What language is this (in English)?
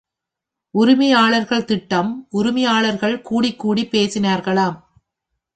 Tamil